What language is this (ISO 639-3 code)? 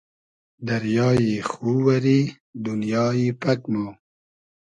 haz